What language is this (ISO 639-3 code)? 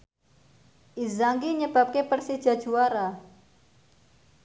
jav